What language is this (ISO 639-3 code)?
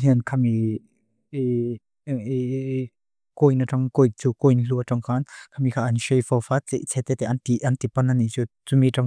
lus